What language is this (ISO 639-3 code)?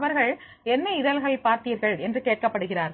tam